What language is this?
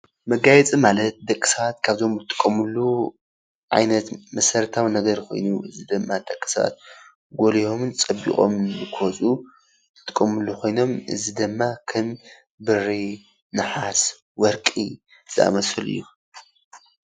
Tigrinya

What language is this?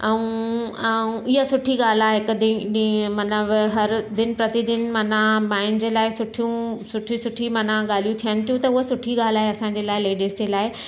Sindhi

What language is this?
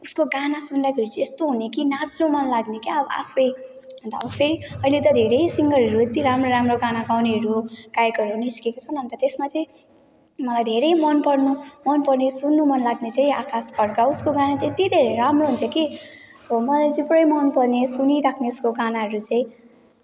Nepali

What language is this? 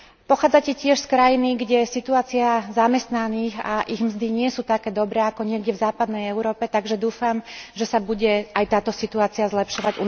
Slovak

